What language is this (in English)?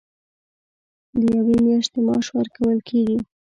Pashto